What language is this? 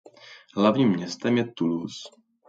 Czech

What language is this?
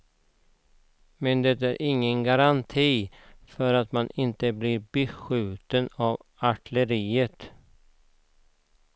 Swedish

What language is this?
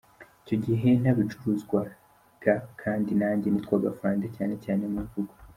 Kinyarwanda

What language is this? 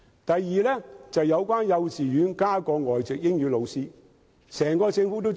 Cantonese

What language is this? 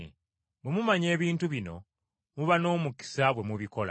Ganda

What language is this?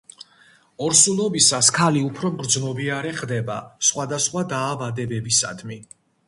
Georgian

